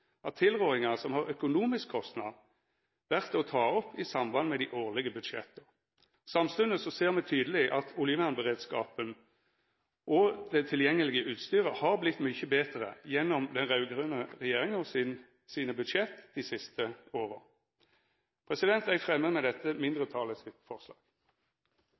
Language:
Norwegian Nynorsk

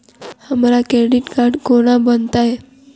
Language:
Maithili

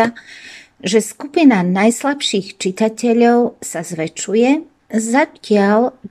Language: Slovak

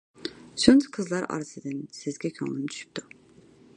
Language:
Uyghur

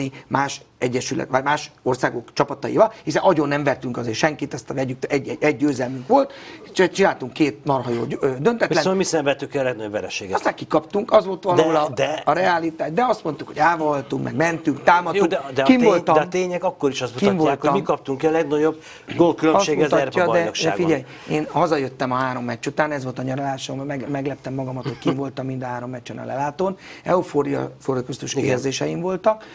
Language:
Hungarian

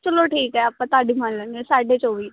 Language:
Punjabi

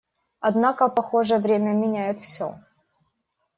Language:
Russian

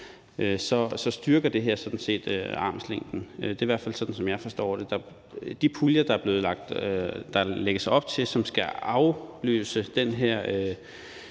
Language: Danish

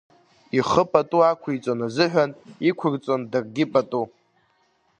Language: Abkhazian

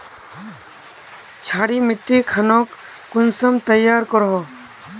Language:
Magahi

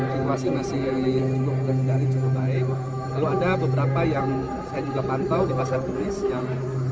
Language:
Indonesian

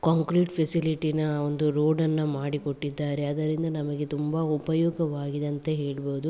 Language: Kannada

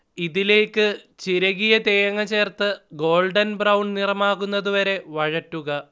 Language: Malayalam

